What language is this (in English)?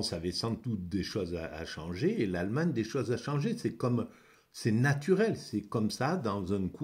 French